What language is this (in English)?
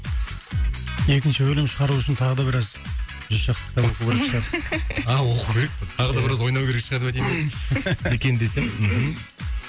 Kazakh